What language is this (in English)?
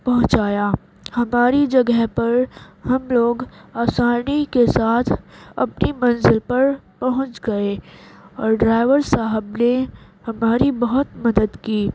Urdu